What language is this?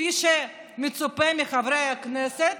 Hebrew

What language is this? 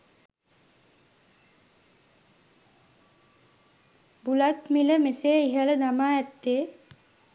Sinhala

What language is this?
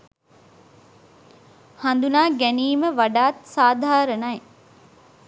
Sinhala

